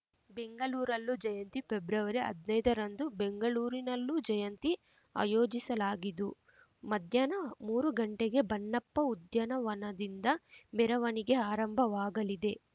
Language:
Kannada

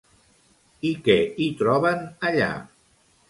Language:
Catalan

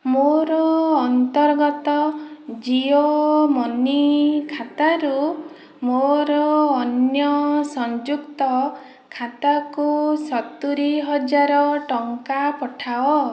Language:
Odia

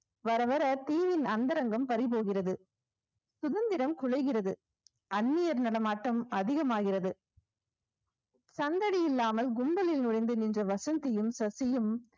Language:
Tamil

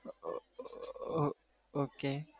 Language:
Gujarati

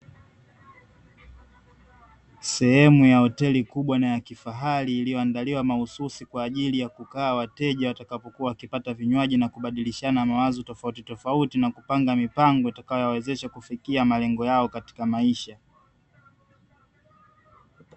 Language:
Swahili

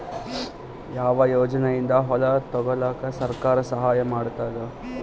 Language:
Kannada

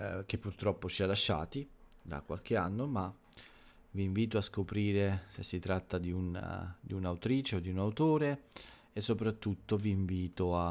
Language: Italian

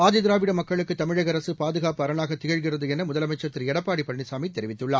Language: Tamil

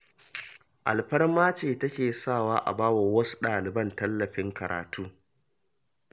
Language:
Hausa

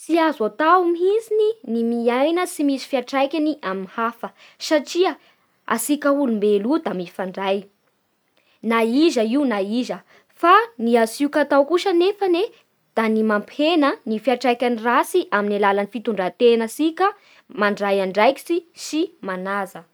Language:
Bara Malagasy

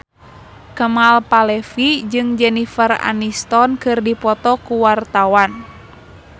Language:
Sundanese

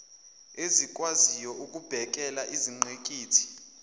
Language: Zulu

